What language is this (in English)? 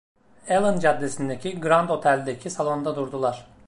Turkish